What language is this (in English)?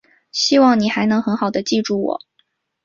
Chinese